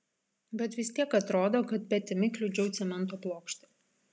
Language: Lithuanian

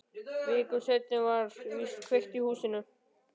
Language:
Icelandic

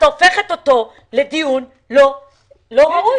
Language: Hebrew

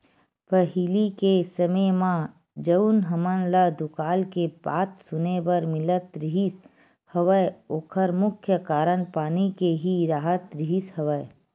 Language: Chhattisgarhi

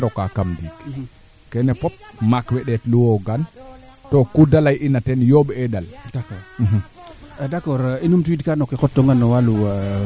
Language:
Serer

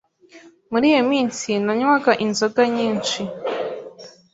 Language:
Kinyarwanda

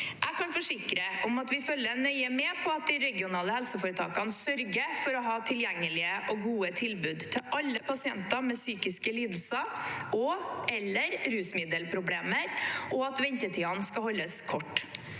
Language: Norwegian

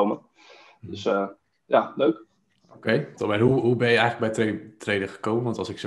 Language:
Dutch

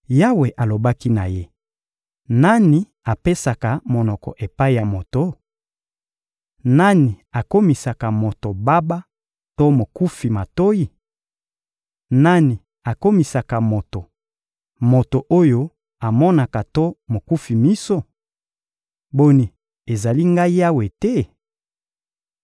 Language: Lingala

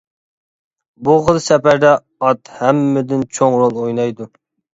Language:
Uyghur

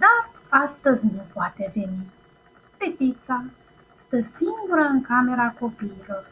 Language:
Romanian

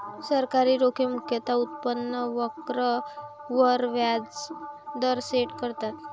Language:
Marathi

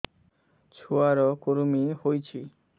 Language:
Odia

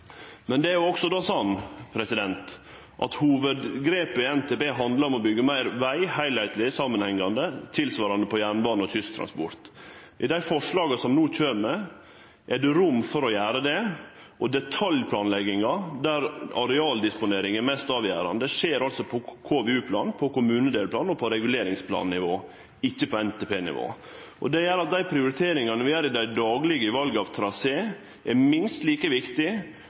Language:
Norwegian Nynorsk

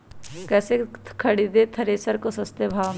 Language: Magahi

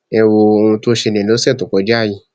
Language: Yoruba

